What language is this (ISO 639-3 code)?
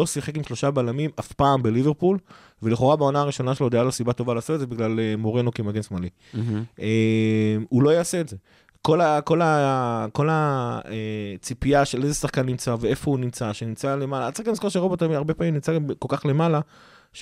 heb